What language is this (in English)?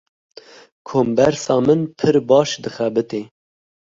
Kurdish